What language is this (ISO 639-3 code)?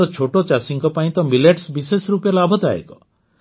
ori